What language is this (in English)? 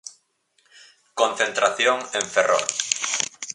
Galician